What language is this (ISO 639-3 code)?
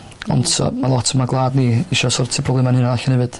cym